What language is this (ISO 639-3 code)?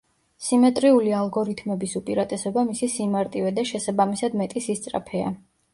kat